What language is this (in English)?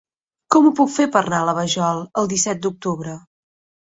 Catalan